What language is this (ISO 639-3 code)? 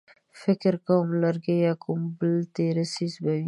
pus